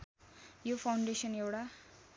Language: Nepali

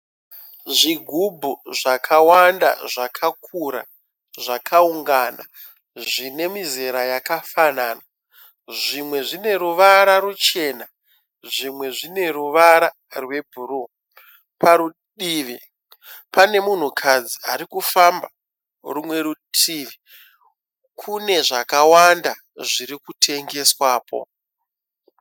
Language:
Shona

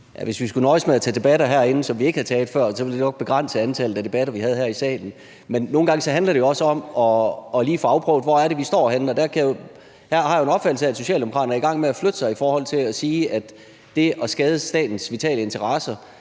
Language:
Danish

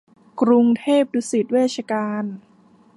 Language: Thai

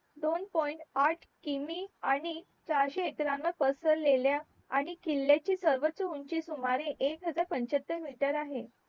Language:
Marathi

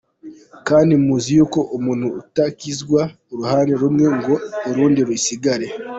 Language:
Kinyarwanda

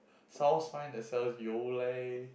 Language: English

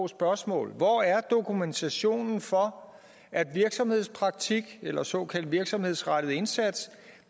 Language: Danish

